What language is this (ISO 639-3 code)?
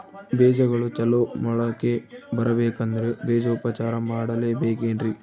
kan